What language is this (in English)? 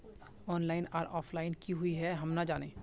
Magahi